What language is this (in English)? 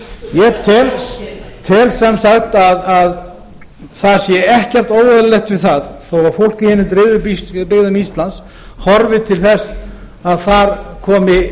Icelandic